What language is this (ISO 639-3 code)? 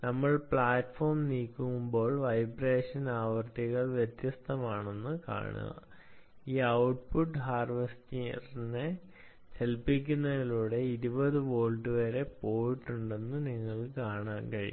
mal